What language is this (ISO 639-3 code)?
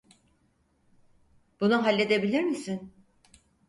tur